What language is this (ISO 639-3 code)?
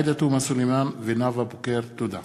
heb